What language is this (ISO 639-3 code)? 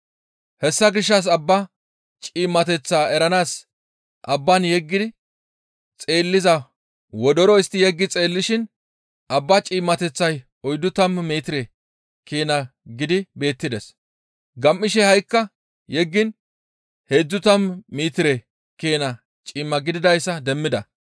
gmv